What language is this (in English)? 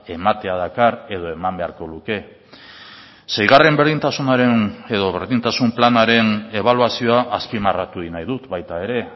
Basque